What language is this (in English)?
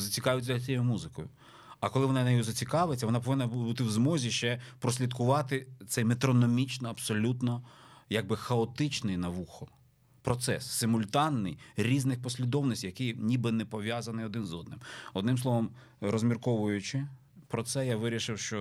Ukrainian